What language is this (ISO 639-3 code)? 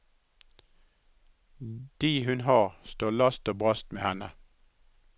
nor